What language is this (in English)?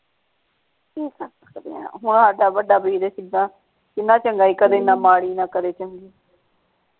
Punjabi